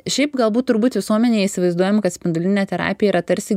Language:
Lithuanian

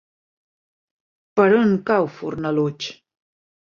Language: Catalan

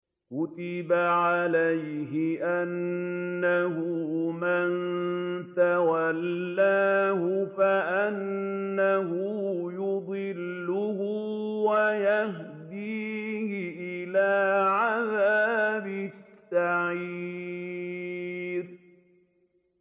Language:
Arabic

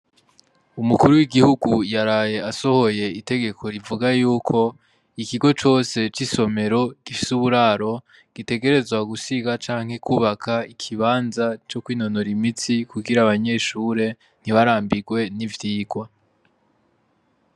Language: Rundi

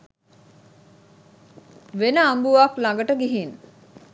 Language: Sinhala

